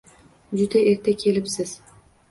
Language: Uzbek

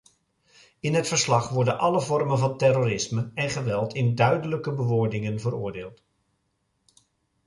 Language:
Dutch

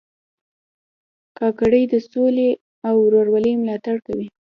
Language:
Pashto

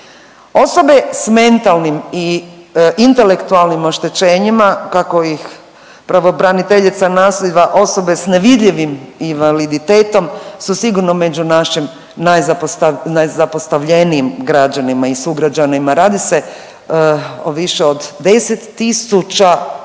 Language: Croatian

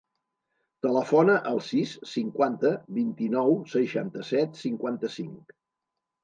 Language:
Catalan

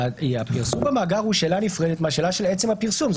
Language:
Hebrew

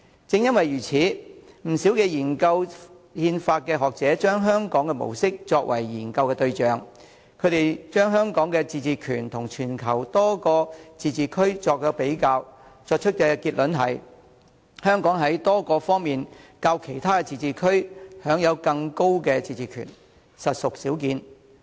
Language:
Cantonese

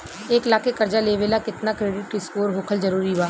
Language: Bhojpuri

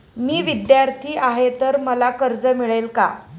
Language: Marathi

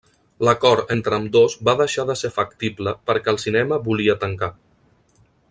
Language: Catalan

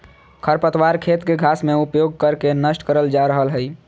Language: Magahi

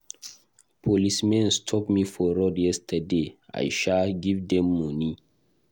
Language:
Nigerian Pidgin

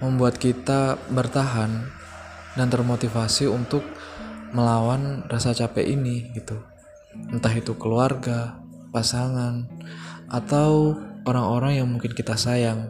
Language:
Indonesian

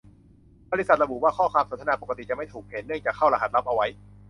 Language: Thai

